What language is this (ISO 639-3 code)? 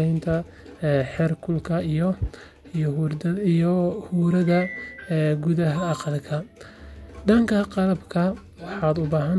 som